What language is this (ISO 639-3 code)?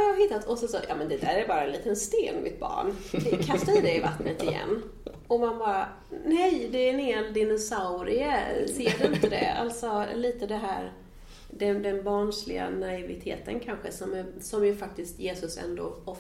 swe